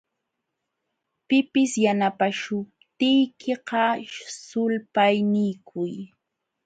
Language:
Jauja Wanca Quechua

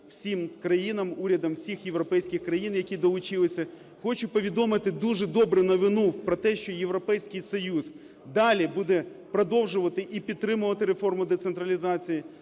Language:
Ukrainian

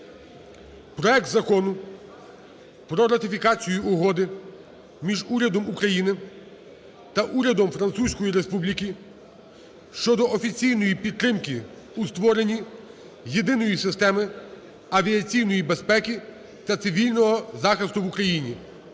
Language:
Ukrainian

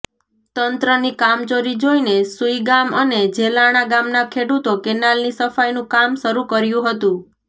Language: Gujarati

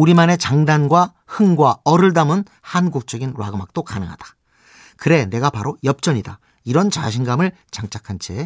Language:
Korean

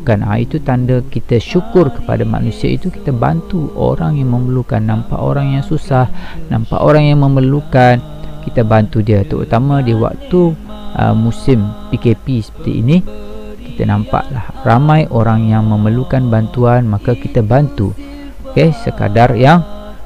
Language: Malay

